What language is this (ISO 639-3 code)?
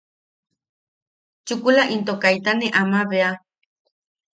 yaq